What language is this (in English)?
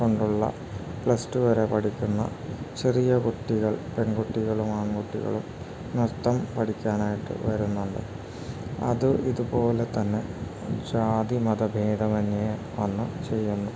Malayalam